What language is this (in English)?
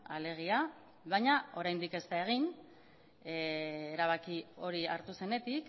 Basque